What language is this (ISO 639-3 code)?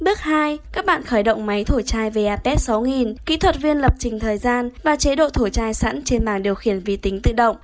vie